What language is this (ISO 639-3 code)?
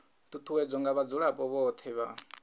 ven